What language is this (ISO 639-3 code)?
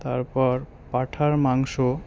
ben